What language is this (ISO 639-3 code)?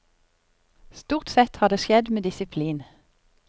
nor